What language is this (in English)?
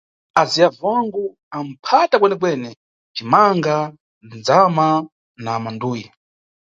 Nyungwe